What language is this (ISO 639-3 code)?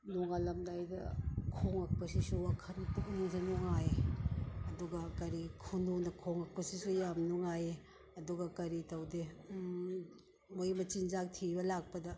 mni